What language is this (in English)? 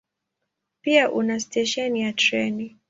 Swahili